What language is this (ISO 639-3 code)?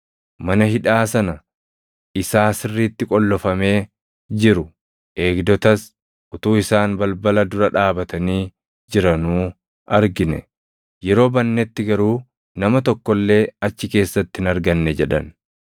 orm